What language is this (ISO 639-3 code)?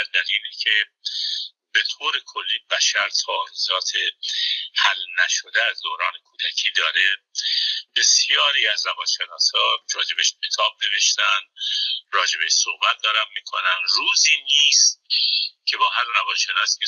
fas